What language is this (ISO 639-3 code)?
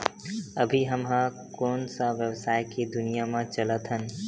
hne